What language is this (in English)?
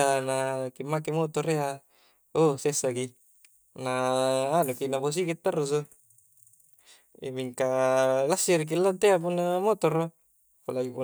Coastal Konjo